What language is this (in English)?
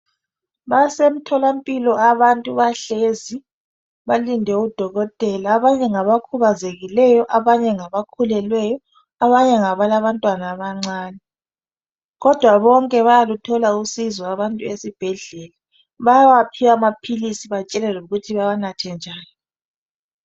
North Ndebele